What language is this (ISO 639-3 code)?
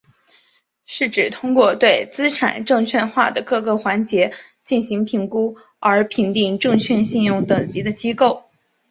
zho